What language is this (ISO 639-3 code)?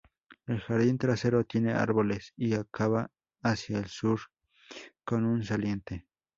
spa